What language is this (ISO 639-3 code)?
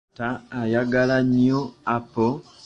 lug